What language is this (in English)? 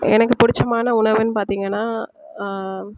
Tamil